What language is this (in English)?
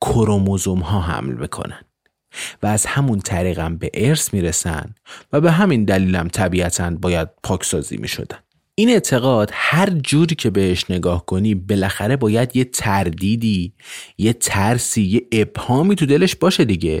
Persian